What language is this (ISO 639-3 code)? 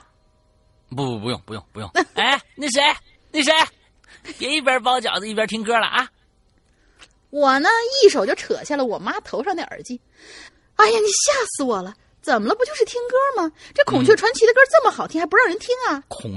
zho